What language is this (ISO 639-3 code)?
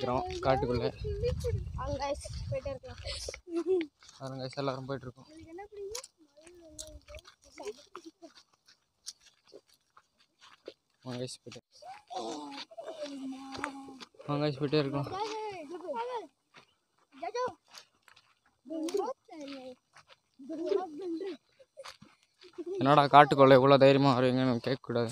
tam